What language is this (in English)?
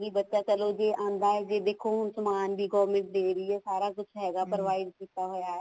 Punjabi